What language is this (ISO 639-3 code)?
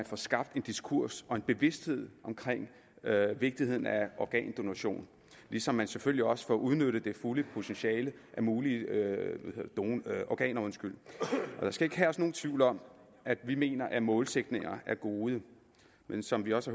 dan